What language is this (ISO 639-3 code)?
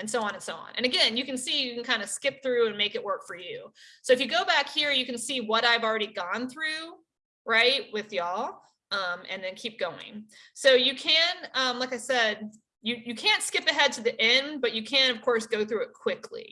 eng